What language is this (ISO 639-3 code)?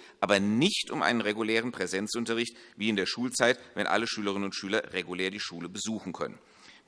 deu